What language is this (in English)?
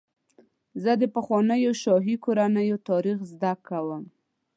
Pashto